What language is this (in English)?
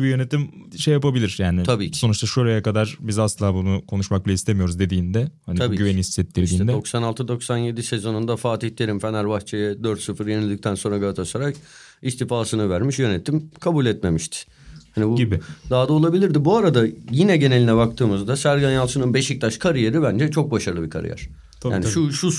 Turkish